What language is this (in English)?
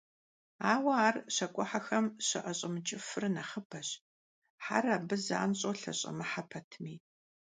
Kabardian